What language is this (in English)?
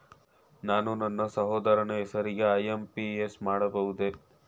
Kannada